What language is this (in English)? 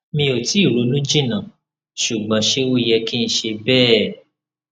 Yoruba